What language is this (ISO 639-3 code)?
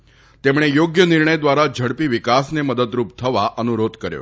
guj